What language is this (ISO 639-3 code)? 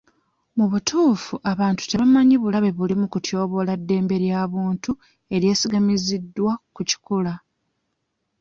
lug